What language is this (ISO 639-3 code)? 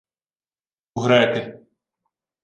ukr